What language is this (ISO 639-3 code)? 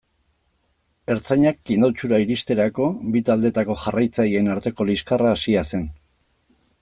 eus